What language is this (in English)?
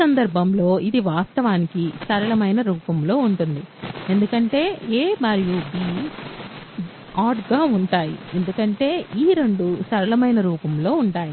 Telugu